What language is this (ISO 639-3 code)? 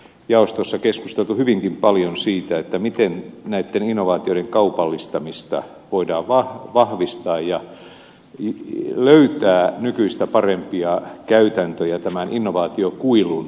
fin